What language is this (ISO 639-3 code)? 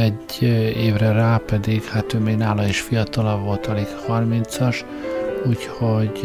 hun